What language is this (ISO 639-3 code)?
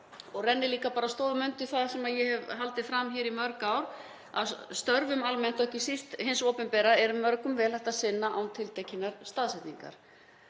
isl